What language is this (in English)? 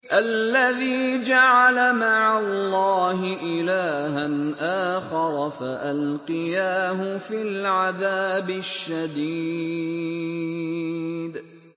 Arabic